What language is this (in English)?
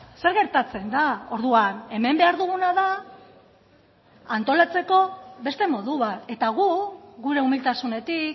Basque